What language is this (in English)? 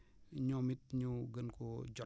Wolof